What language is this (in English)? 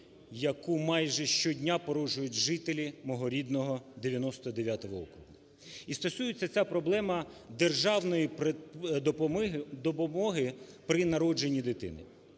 Ukrainian